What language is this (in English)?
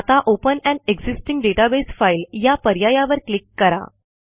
Marathi